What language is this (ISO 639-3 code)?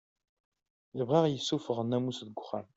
kab